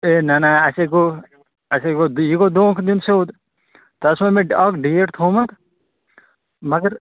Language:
Kashmiri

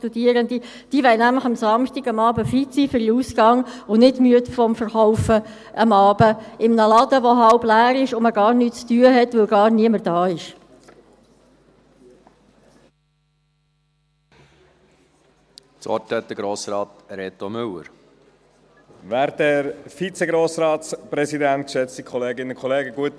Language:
Swiss German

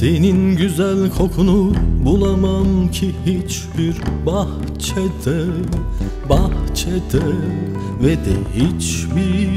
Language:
Turkish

